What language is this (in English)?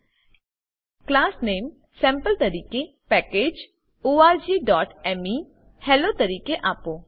Gujarati